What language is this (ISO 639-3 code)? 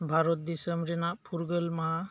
sat